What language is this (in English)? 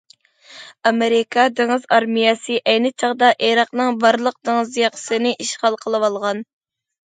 Uyghur